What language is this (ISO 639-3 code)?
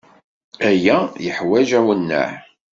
kab